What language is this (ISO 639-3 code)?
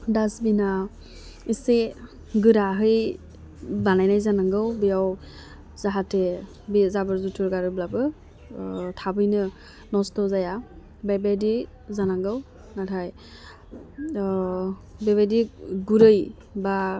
brx